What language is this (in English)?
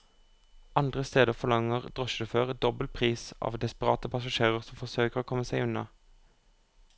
Norwegian